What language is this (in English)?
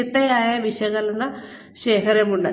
Malayalam